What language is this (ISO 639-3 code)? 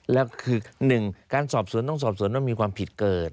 tha